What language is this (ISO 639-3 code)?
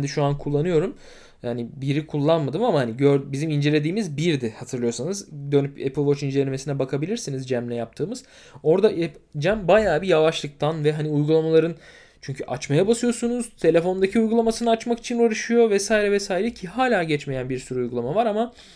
tur